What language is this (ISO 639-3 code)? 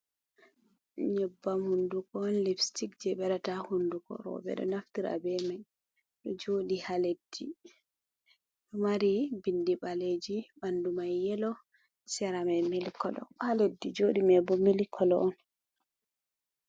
ful